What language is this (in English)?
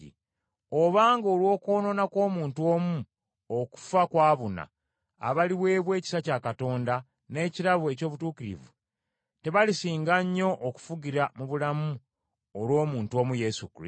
Ganda